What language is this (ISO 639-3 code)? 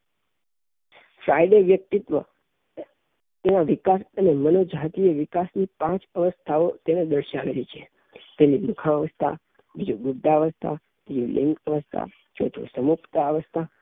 guj